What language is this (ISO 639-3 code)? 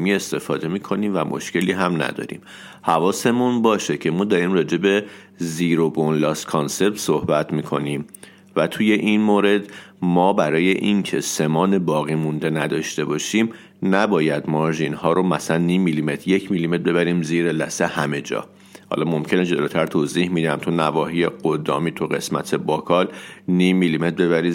fas